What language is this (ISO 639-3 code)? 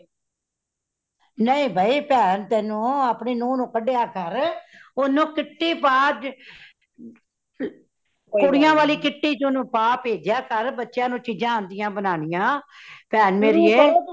pan